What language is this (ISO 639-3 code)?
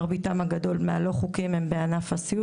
heb